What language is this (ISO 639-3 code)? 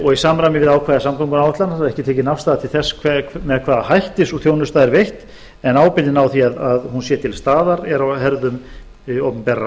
isl